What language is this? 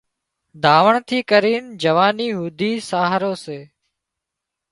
Wadiyara Koli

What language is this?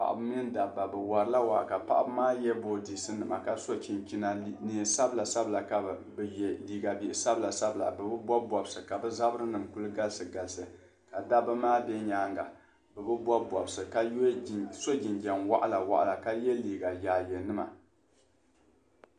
Dagbani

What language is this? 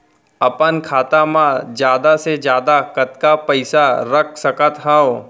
Chhattisgarhi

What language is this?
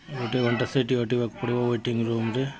Odia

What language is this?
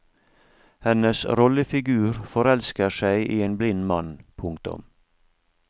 Norwegian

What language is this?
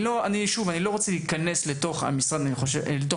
Hebrew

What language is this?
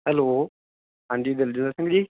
Punjabi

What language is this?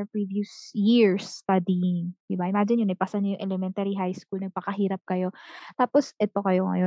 Filipino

